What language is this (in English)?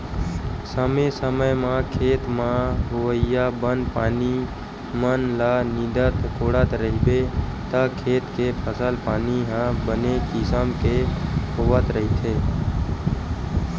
Chhattisgarhi